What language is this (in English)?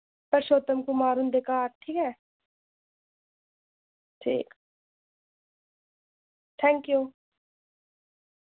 Dogri